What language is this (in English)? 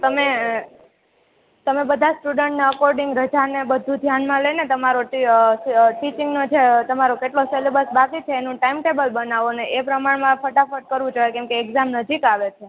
Gujarati